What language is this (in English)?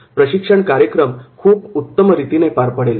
Marathi